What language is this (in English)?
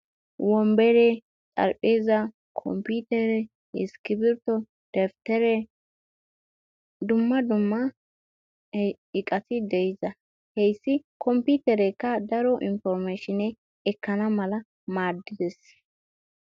Wolaytta